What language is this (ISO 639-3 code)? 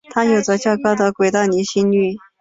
zho